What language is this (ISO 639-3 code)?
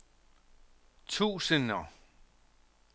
dan